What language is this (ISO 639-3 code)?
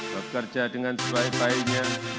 ind